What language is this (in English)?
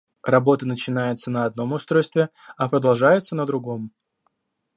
Russian